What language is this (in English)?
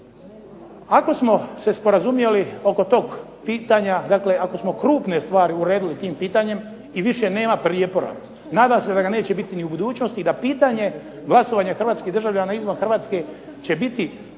Croatian